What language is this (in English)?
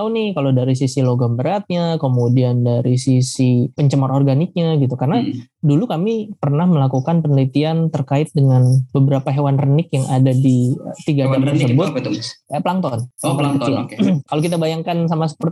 Indonesian